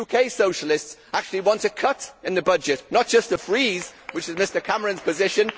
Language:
English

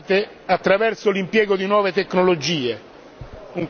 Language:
Italian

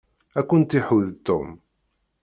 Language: Kabyle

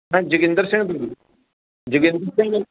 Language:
Punjabi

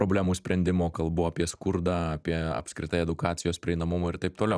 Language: Lithuanian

